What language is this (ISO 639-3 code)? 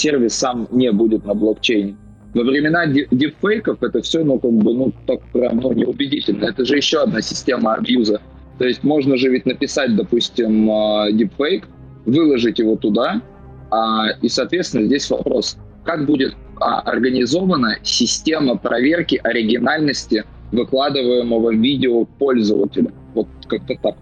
rus